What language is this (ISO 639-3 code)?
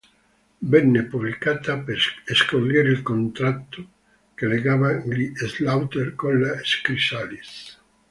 ita